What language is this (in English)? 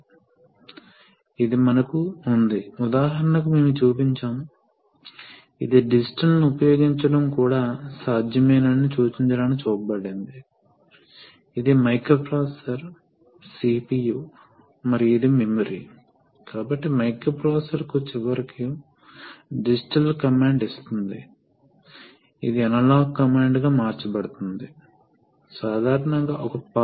Telugu